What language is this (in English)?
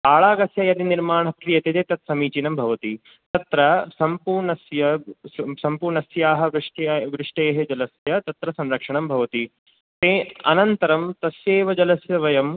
Sanskrit